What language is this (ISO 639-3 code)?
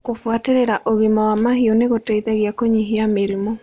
kik